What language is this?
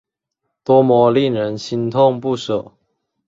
Chinese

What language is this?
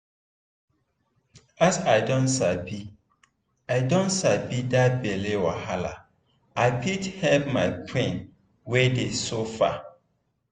Nigerian Pidgin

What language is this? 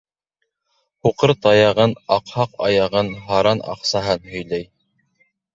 Bashkir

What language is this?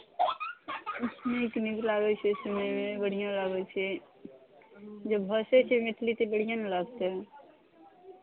Maithili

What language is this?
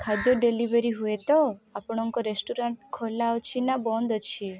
Odia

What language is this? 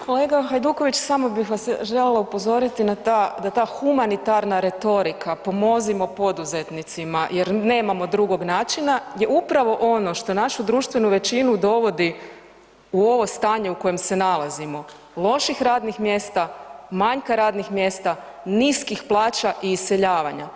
Croatian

